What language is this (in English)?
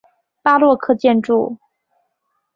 Chinese